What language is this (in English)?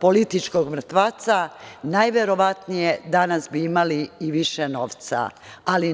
Serbian